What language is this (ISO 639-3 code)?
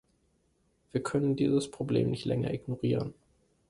deu